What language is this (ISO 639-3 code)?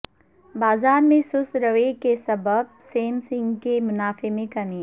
urd